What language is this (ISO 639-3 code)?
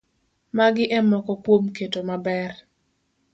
luo